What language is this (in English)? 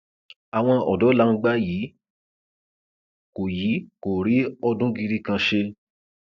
Yoruba